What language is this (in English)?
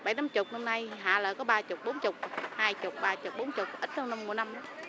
Vietnamese